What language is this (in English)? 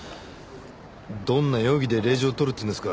Japanese